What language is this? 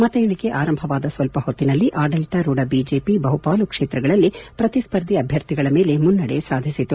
Kannada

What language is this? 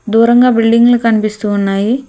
Telugu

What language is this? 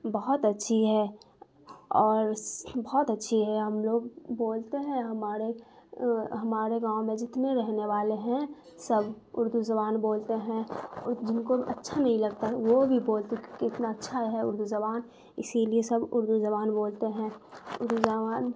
Urdu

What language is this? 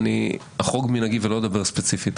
Hebrew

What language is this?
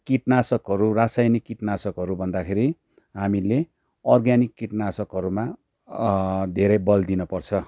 Nepali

